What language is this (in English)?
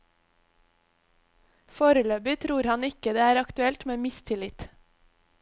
Norwegian